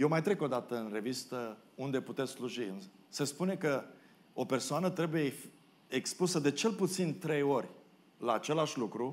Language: Romanian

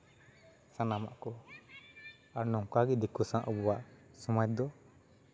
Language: Santali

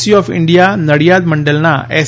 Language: Gujarati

